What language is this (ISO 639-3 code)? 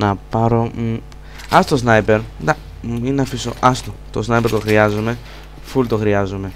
ell